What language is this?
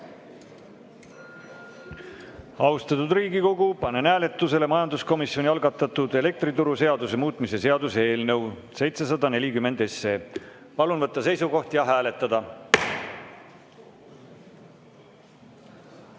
Estonian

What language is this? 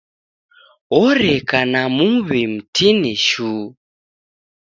Taita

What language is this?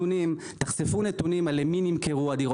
Hebrew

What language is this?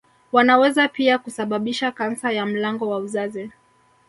Swahili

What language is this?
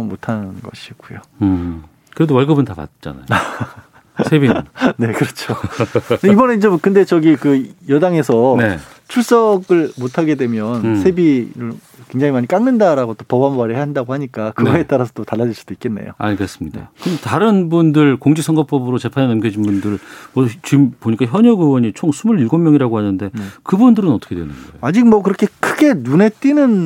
Korean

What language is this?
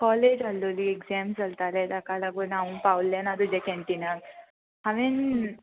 Konkani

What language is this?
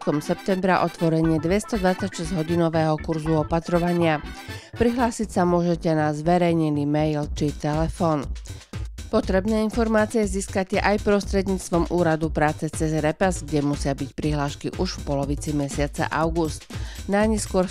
Polish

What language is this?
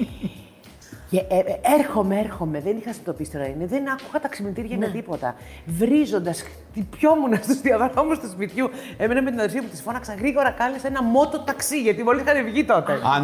Greek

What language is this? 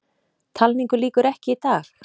Icelandic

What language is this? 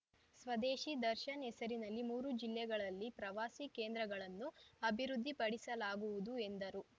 Kannada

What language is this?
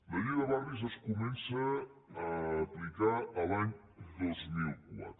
Catalan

